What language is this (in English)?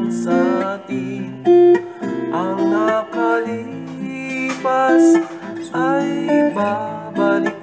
Vietnamese